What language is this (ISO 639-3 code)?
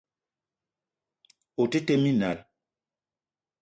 eto